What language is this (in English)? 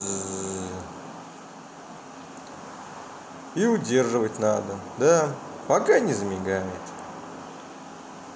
Russian